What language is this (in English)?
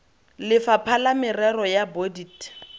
Tswana